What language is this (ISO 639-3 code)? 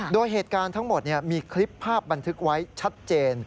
tha